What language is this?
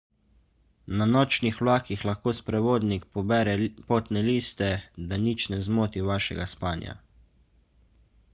Slovenian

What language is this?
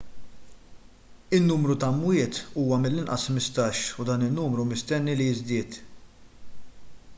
Maltese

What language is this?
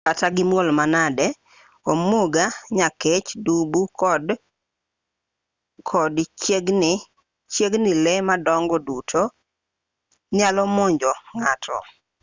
Luo (Kenya and Tanzania)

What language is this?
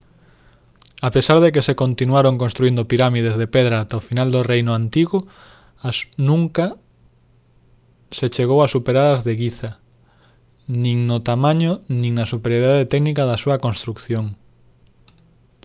Galician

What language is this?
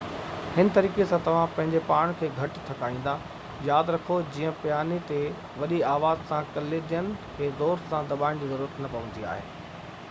Sindhi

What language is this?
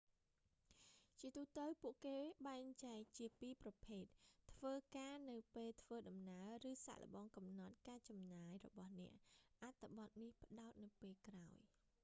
Khmer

